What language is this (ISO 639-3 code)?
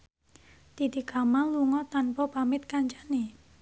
jav